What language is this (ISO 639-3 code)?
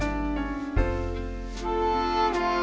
tha